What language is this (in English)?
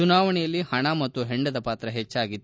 Kannada